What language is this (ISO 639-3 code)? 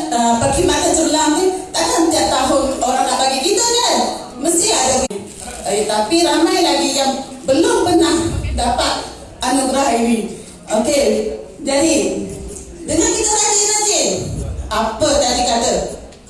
msa